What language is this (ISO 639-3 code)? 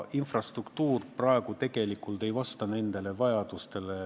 est